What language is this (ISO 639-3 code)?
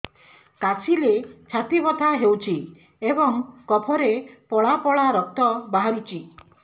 ori